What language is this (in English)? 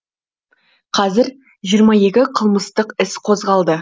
Kazakh